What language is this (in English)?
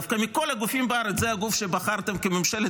Hebrew